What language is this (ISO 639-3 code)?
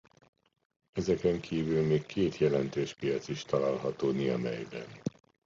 hun